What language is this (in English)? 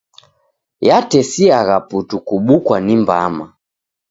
Taita